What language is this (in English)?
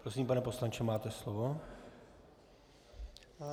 Czech